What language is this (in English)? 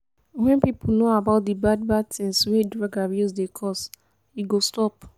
Nigerian Pidgin